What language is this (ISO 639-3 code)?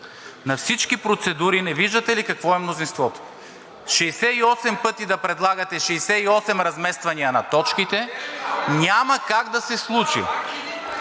bul